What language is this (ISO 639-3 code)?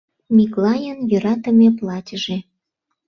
chm